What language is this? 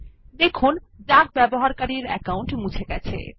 Bangla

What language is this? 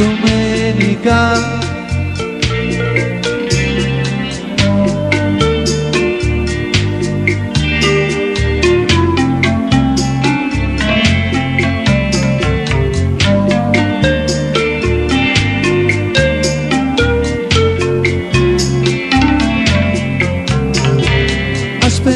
Romanian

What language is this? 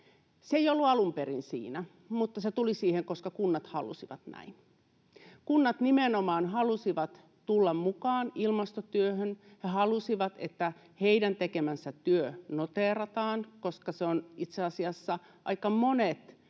Finnish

